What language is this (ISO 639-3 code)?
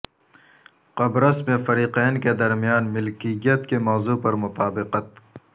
urd